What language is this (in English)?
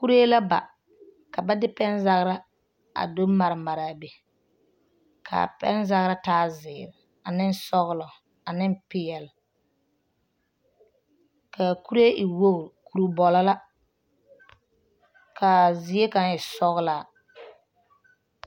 Southern Dagaare